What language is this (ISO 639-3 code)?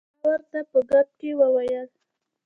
pus